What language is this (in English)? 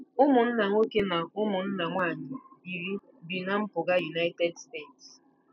Igbo